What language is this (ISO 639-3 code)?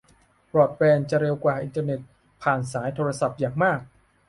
tha